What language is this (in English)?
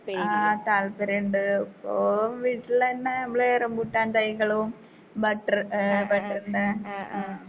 Malayalam